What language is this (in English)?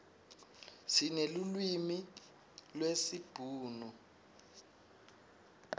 Swati